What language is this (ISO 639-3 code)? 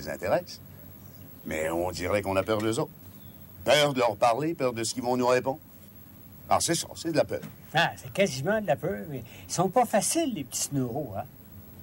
fra